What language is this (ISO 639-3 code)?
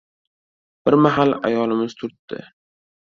uzb